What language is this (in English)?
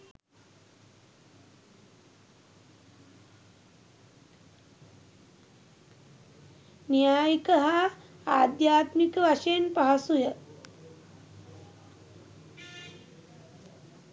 Sinhala